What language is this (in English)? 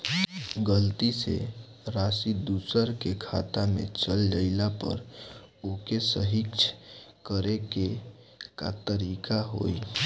Bhojpuri